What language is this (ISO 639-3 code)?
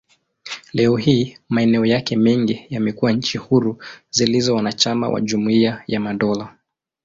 swa